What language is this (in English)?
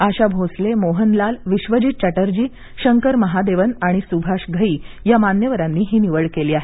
Marathi